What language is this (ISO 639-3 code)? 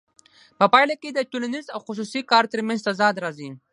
pus